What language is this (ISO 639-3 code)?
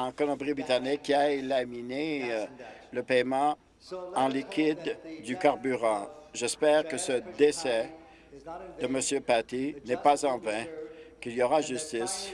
fra